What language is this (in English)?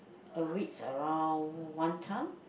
English